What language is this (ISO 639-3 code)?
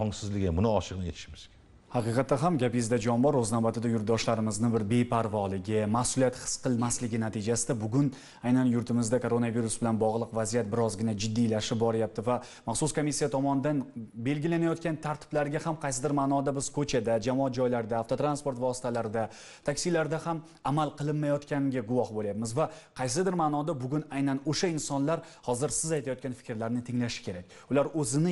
tur